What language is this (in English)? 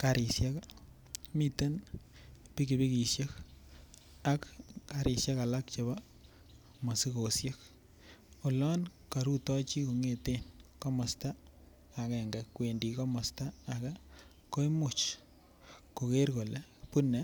Kalenjin